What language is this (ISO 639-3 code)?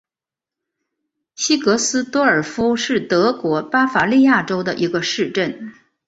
zho